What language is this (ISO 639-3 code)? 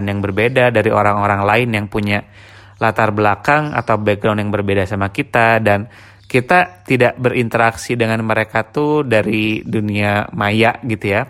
ind